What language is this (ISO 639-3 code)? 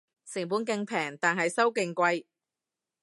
yue